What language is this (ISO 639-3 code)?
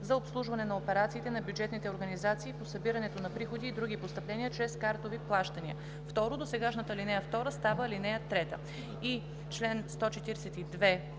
bul